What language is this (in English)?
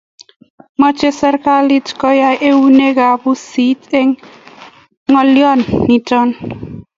Kalenjin